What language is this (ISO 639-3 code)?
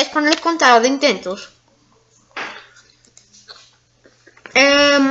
spa